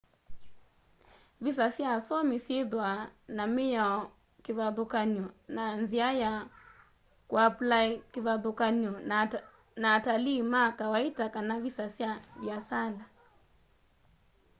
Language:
Kamba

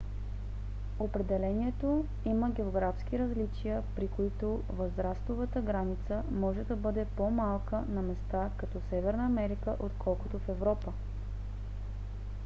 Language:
Bulgarian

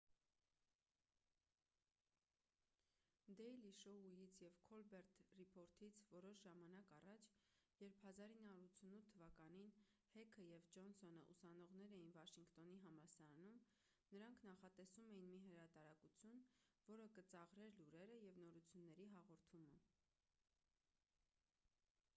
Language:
Armenian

